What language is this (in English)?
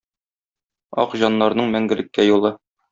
Tatar